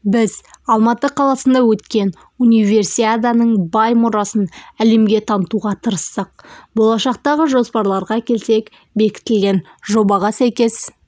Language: Kazakh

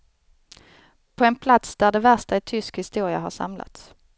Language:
Swedish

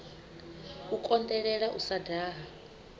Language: Venda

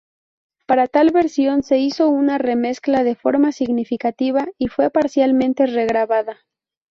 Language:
Spanish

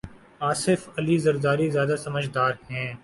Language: Urdu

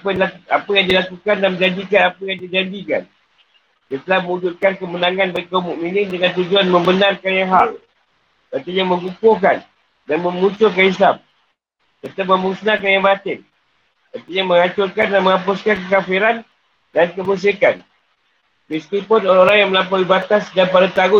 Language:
Malay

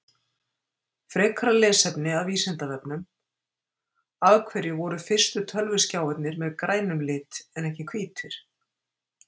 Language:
Icelandic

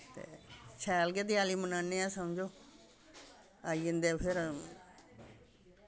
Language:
Dogri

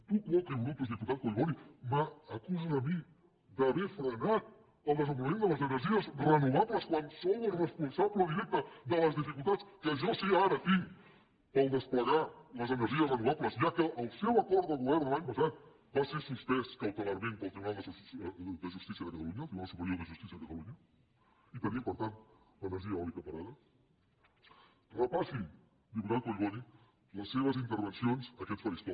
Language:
Catalan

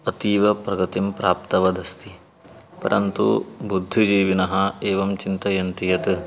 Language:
Sanskrit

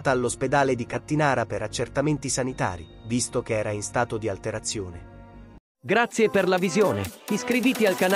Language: Italian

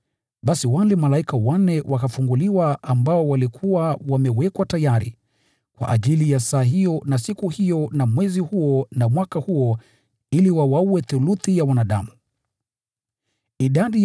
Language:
Swahili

